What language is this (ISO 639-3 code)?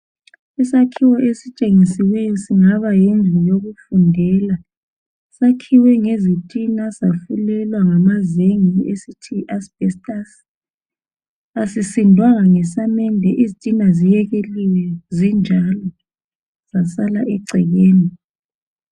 nde